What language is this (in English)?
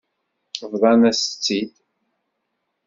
Kabyle